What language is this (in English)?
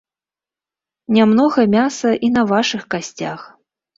Belarusian